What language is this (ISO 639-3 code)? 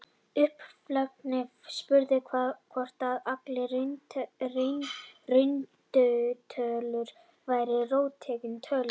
isl